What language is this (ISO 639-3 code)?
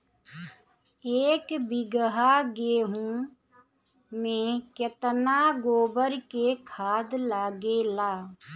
bho